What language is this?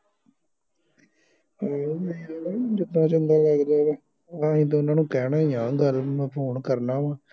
Punjabi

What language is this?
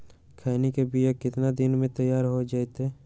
Magahi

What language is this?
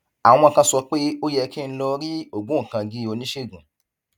Yoruba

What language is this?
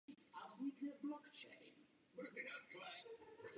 Czech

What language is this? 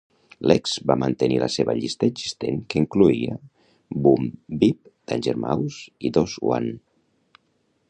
Catalan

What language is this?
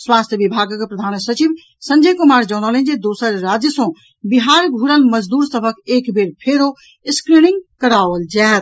Maithili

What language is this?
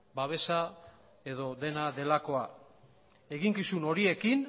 Basque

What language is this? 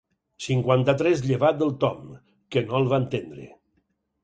Catalan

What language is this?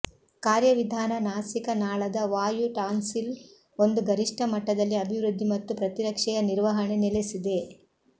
Kannada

